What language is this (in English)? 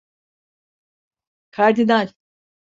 Turkish